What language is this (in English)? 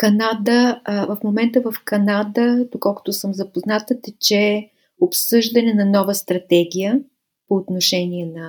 Bulgarian